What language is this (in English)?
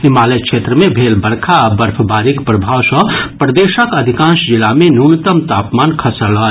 Maithili